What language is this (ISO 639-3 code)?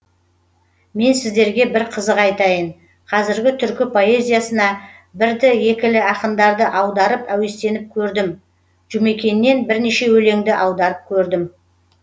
kaz